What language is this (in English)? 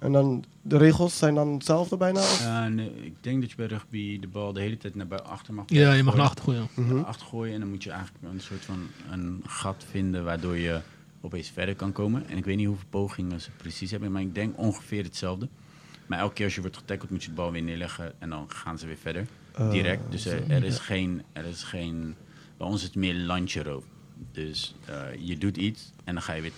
Dutch